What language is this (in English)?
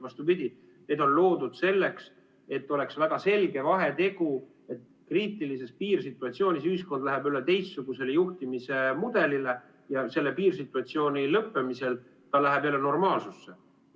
Estonian